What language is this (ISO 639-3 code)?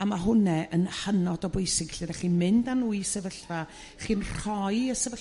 cym